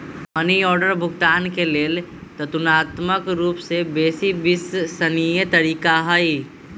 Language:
Magahi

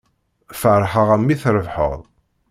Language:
Kabyle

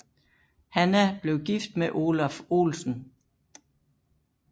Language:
Danish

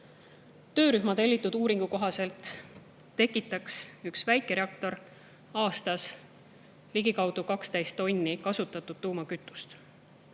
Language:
Estonian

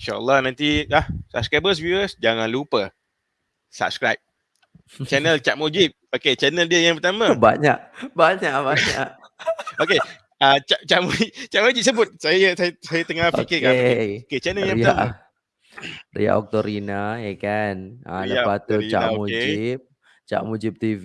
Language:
Malay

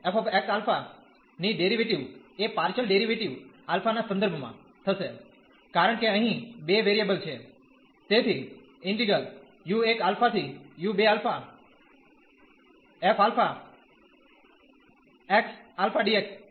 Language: Gujarati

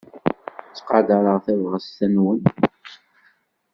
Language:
Kabyle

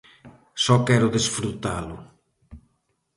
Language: Galician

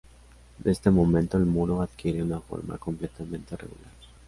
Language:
Spanish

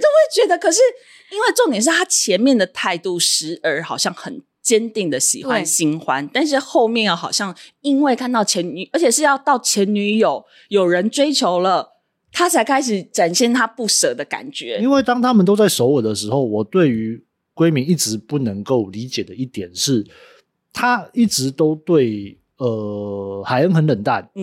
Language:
Chinese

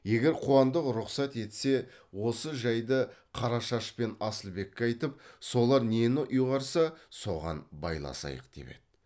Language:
Kazakh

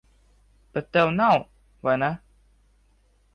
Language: Latvian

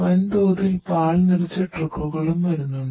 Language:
Malayalam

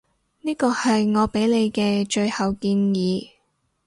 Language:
Cantonese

